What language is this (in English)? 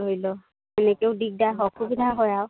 Assamese